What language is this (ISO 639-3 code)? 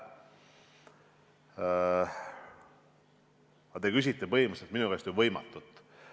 est